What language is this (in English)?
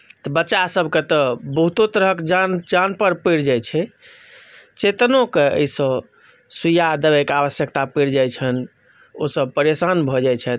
Maithili